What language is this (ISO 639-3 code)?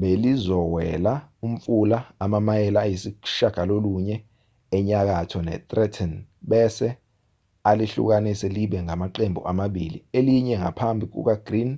zul